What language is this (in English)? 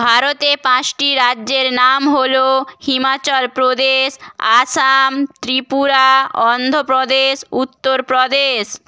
Bangla